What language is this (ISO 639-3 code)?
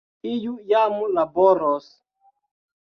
epo